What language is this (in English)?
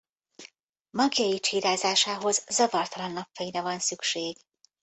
Hungarian